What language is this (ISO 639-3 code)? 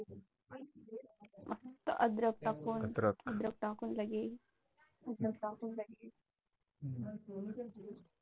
mar